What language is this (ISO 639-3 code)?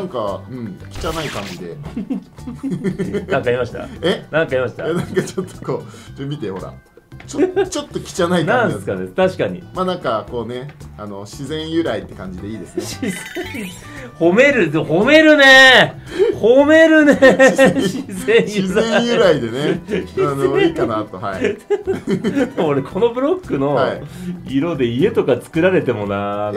jpn